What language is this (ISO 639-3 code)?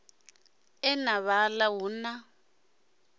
ven